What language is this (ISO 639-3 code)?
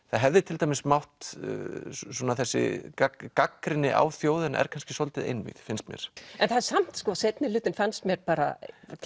isl